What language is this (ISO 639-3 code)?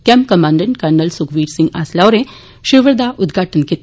doi